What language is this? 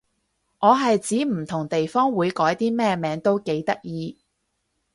Cantonese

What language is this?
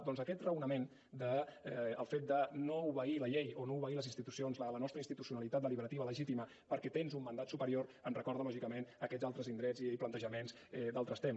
Catalan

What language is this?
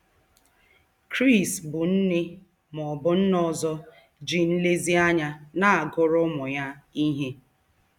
Igbo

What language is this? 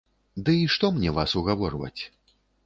Belarusian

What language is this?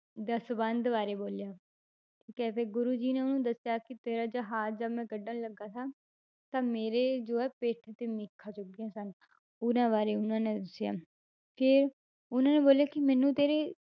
Punjabi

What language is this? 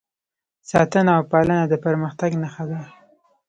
Pashto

